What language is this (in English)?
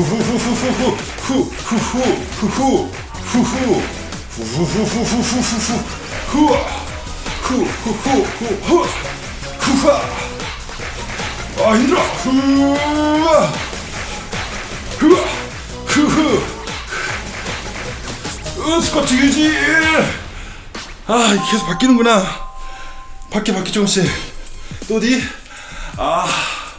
Korean